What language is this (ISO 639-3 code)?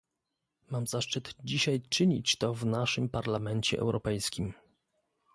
pol